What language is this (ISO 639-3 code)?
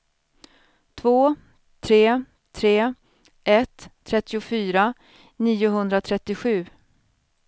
swe